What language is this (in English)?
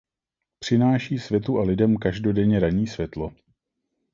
Czech